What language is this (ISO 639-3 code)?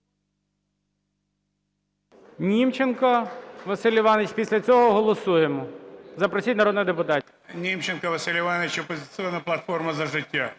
ukr